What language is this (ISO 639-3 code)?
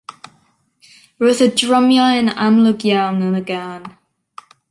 cym